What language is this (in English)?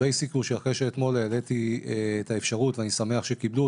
Hebrew